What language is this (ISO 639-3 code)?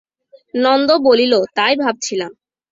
ben